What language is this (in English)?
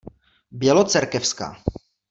Czech